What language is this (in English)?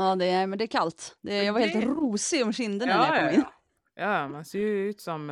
Swedish